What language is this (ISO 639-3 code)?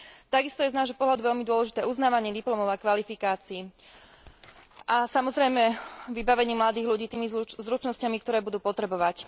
slk